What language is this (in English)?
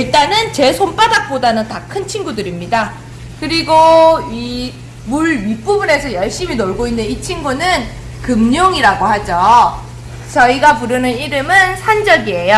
Korean